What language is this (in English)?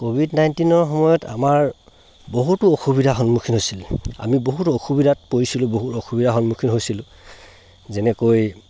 Assamese